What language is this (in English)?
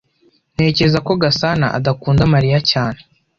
Kinyarwanda